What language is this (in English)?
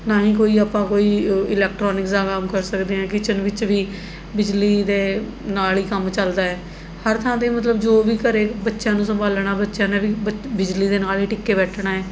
Punjabi